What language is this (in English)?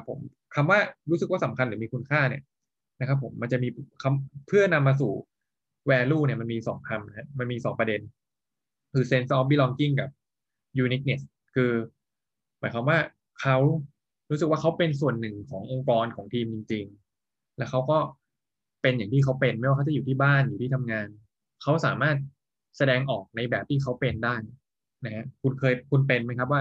Thai